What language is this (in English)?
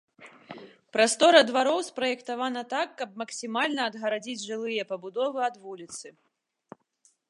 Belarusian